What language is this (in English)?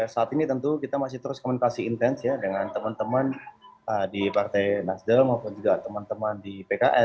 Indonesian